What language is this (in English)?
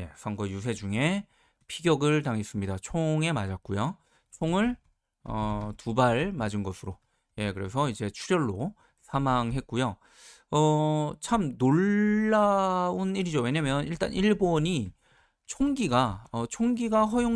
Korean